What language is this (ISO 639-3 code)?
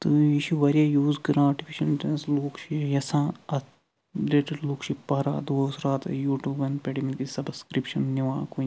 kas